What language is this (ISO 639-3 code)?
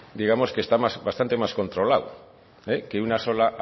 spa